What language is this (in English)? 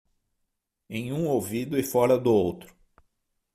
Portuguese